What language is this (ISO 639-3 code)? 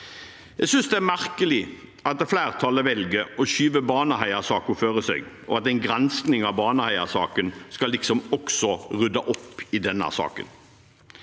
nor